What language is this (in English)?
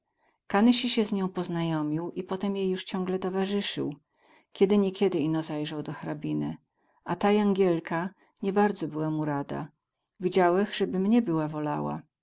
Polish